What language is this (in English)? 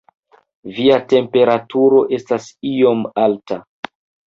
Esperanto